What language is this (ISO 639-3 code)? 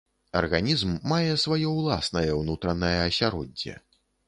bel